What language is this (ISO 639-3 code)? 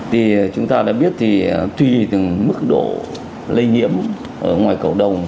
vie